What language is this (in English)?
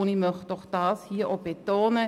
Swiss German